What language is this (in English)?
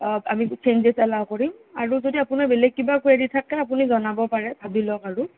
Assamese